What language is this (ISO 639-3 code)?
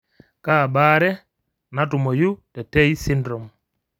mas